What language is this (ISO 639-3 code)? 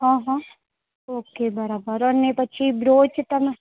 guj